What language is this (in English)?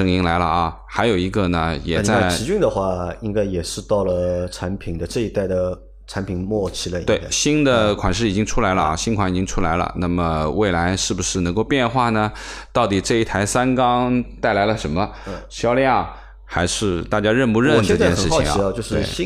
Chinese